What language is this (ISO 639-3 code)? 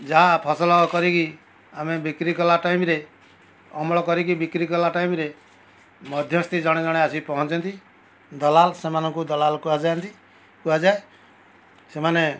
ori